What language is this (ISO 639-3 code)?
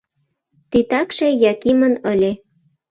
chm